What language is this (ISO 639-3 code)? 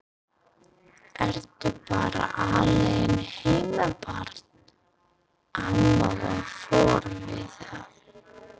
isl